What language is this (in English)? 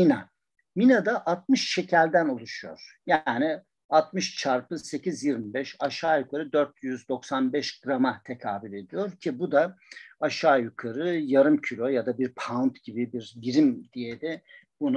Turkish